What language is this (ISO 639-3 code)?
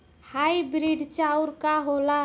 bho